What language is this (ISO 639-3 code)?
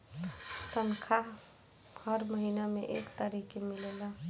bho